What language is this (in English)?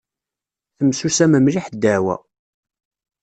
Kabyle